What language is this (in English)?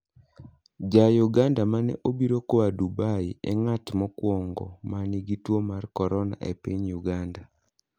Luo (Kenya and Tanzania)